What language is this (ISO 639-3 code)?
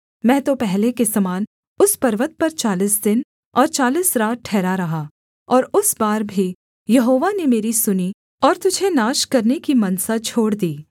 hin